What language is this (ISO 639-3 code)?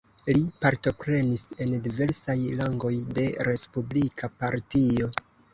epo